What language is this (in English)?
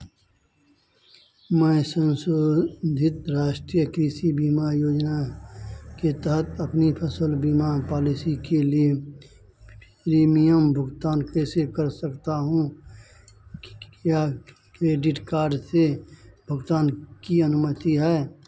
Hindi